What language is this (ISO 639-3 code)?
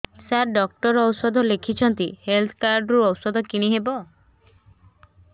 ori